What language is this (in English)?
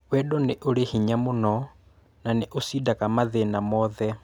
Kikuyu